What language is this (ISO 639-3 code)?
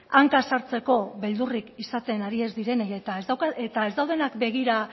eus